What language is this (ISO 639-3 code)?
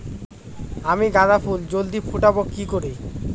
ben